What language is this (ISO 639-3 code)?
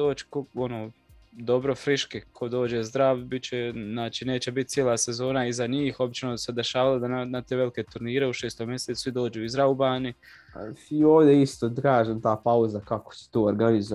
hrv